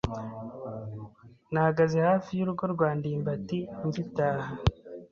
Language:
Kinyarwanda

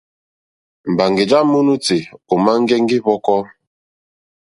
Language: Mokpwe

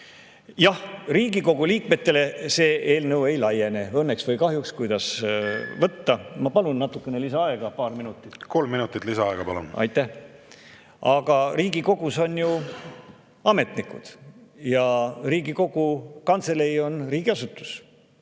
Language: Estonian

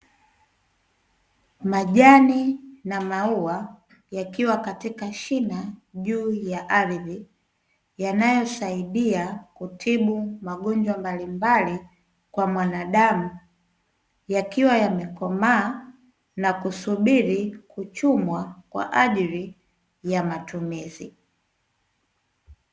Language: Swahili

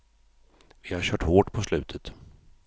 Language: Swedish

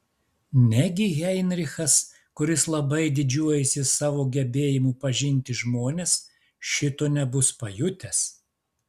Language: Lithuanian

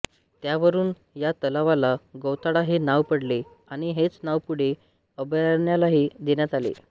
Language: Marathi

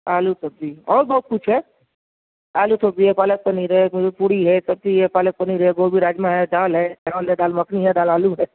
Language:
Urdu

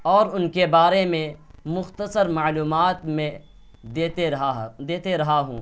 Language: Urdu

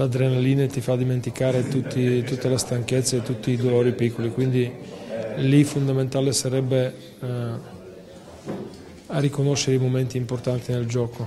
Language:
Italian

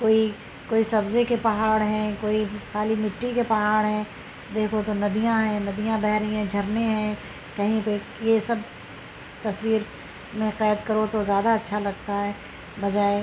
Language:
Urdu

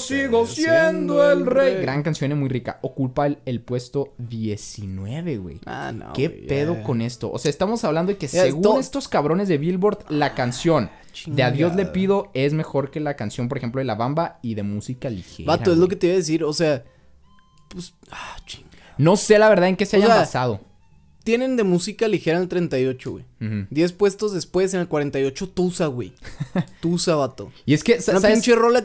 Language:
Spanish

